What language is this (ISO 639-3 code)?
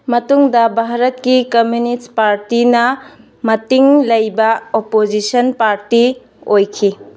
mni